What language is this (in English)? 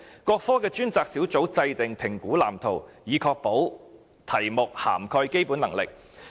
Cantonese